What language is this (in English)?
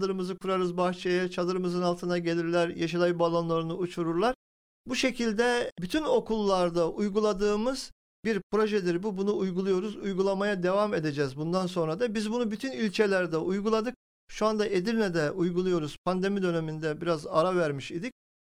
Turkish